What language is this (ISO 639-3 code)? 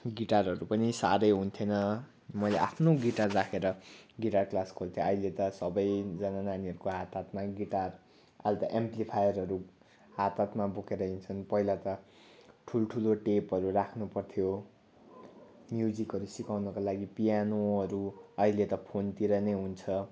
nep